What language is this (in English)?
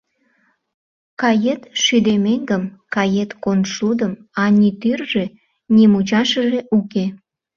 Mari